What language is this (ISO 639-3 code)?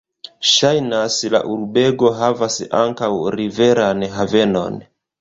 epo